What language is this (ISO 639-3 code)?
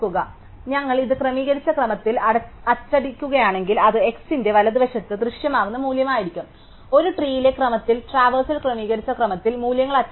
mal